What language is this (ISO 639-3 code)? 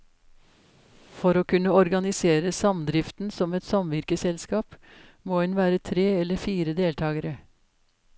nor